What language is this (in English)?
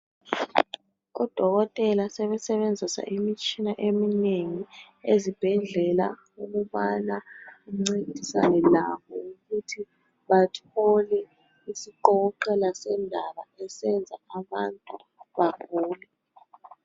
North Ndebele